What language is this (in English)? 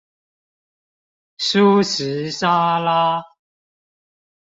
Chinese